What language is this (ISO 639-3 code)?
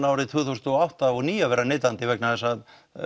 isl